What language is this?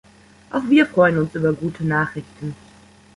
German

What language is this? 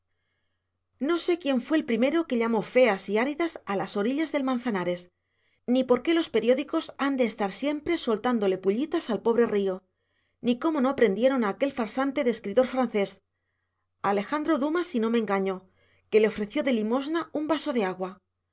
Spanish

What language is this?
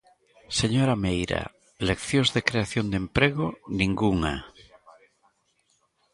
Galician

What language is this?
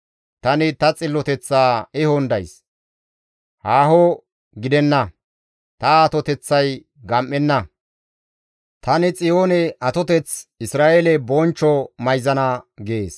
Gamo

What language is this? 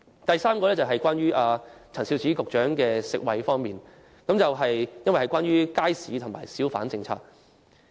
Cantonese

